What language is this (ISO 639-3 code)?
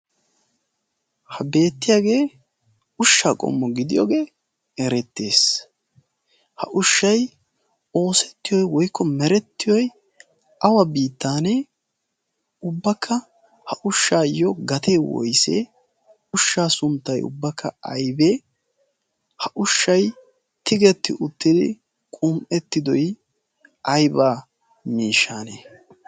wal